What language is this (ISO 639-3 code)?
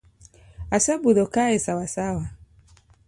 luo